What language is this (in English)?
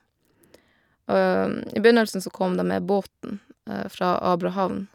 Norwegian